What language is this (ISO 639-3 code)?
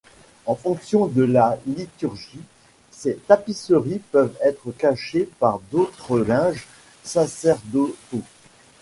fra